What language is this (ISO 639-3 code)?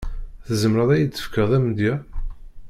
kab